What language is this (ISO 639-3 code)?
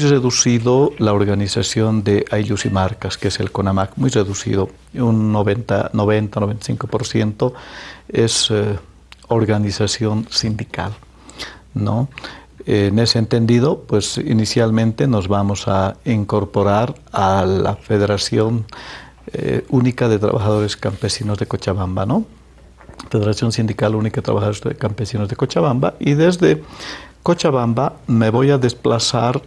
spa